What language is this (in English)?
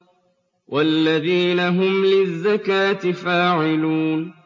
Arabic